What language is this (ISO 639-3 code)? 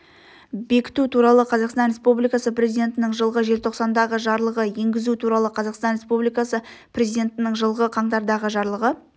kaz